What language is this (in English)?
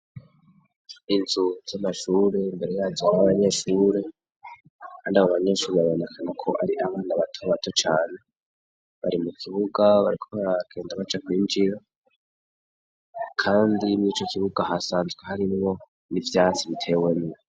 Rundi